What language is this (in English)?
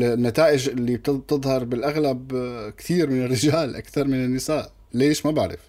Arabic